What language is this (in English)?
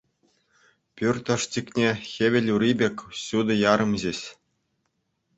Chuvash